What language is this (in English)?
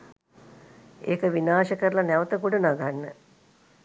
Sinhala